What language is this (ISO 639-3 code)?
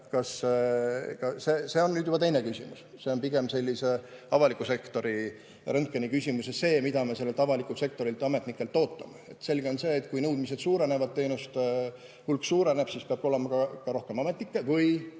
est